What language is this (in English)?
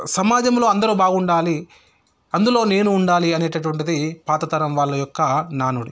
Telugu